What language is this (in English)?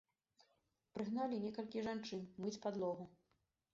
Belarusian